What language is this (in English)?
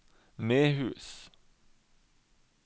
Norwegian